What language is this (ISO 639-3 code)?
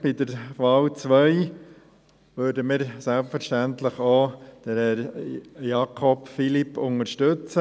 gsw